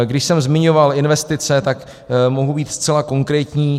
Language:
Czech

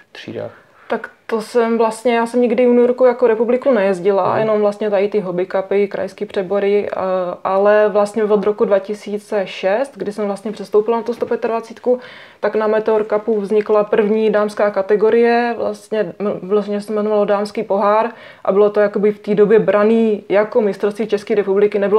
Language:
Czech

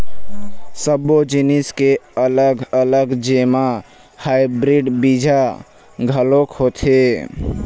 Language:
Chhattisgarhi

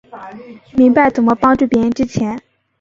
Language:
Chinese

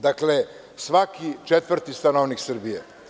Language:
Serbian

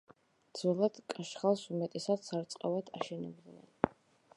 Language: Georgian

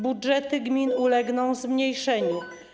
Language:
Polish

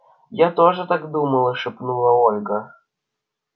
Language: Russian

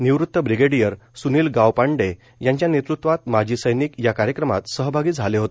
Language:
Marathi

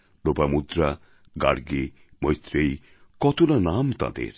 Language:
Bangla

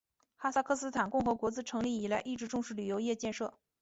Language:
Chinese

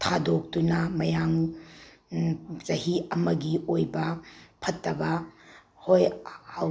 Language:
Manipuri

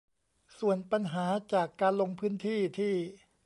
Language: Thai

